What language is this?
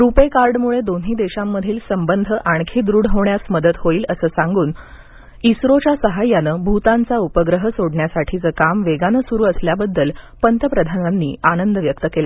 Marathi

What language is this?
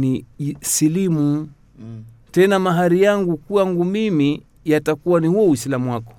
Swahili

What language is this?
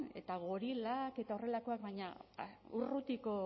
Basque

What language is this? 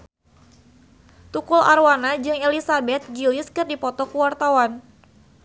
Sundanese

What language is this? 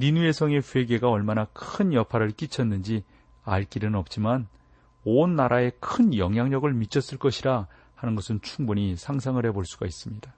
Korean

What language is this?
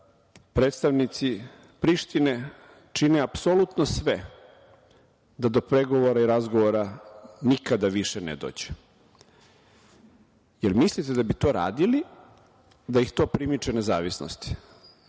Serbian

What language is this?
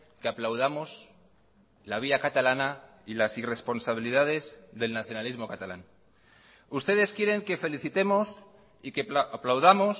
Spanish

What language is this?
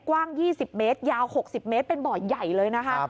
Thai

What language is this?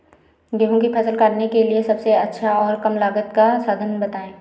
Hindi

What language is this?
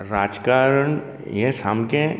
Konkani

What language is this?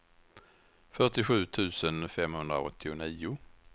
Swedish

